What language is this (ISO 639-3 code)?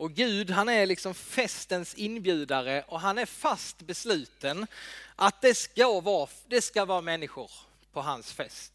swe